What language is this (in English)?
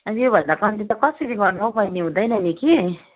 Nepali